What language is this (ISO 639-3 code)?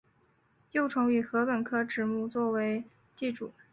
zho